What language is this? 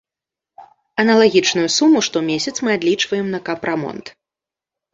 Belarusian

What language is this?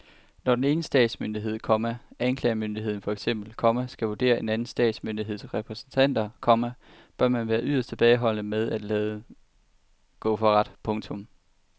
Danish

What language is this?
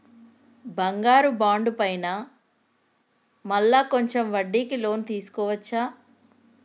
Telugu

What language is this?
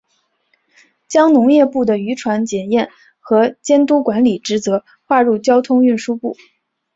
Chinese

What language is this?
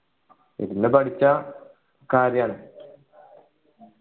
Malayalam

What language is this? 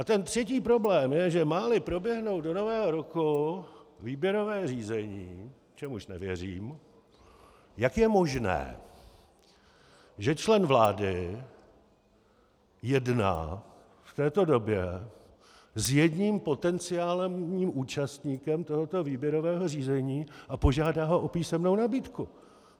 Czech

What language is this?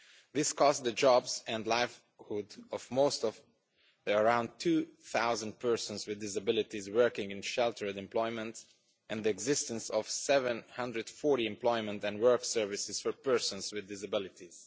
English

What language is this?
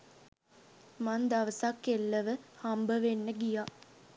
Sinhala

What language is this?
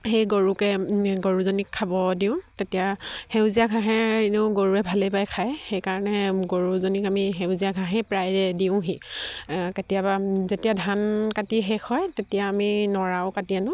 Assamese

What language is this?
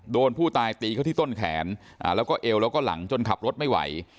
Thai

